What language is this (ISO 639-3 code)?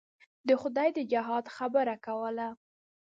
pus